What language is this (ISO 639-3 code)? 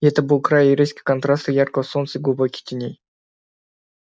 rus